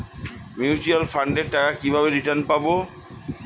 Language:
Bangla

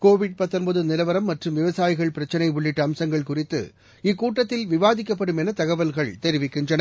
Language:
Tamil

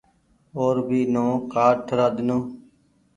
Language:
Goaria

